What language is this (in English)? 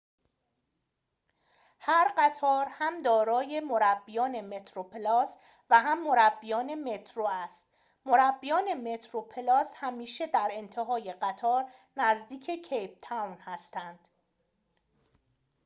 Persian